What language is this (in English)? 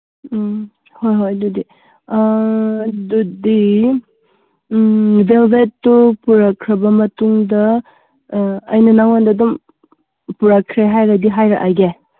Manipuri